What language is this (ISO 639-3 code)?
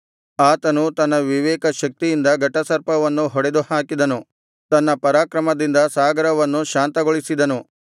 kan